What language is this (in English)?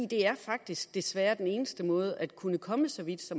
Danish